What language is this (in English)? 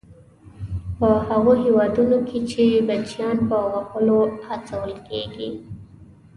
Pashto